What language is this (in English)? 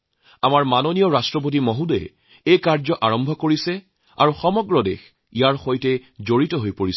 Assamese